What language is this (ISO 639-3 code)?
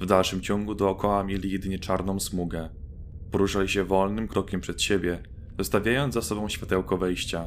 pol